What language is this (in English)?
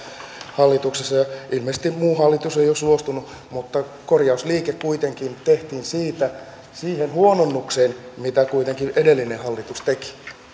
Finnish